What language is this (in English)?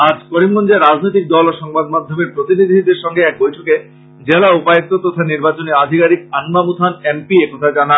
Bangla